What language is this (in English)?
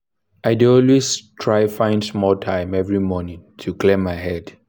Nigerian Pidgin